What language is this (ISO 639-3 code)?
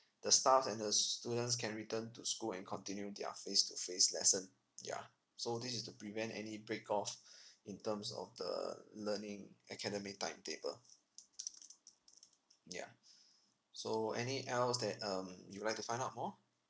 eng